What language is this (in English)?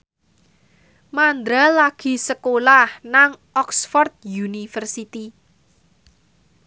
Javanese